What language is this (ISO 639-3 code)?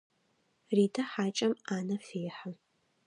ady